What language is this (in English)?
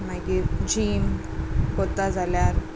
Konkani